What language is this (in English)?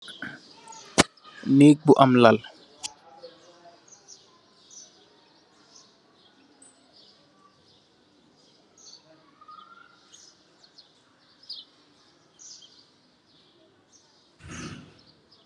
Wolof